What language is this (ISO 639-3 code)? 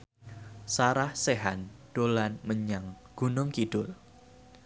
jav